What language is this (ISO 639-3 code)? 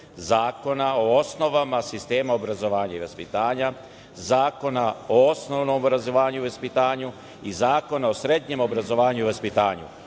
srp